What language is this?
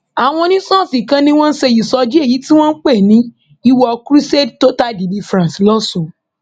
Yoruba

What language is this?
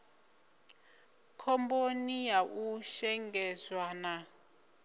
Venda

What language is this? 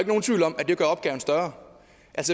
Danish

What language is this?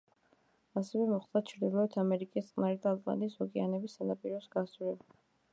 Georgian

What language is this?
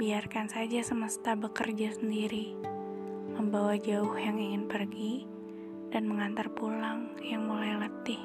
Indonesian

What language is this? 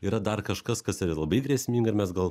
Lithuanian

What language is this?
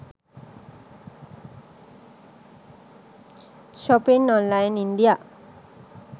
Sinhala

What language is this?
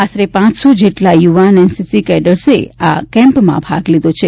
Gujarati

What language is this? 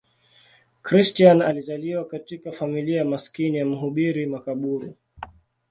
Swahili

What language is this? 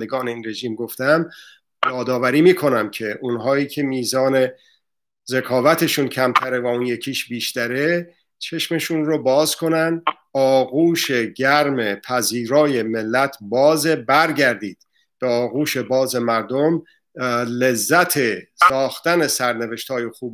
Persian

